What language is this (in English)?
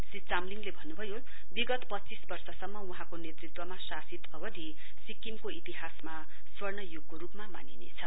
Nepali